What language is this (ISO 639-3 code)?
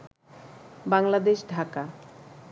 ben